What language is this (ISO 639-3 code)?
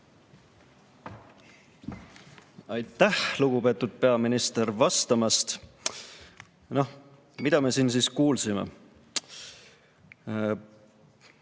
est